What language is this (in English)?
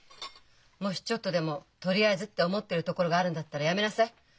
Japanese